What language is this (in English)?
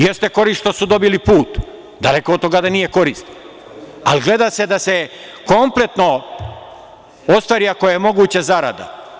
Serbian